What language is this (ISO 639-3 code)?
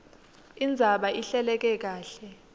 ssw